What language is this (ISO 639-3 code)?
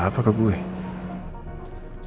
ind